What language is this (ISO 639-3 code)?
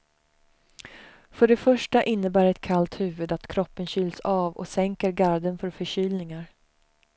swe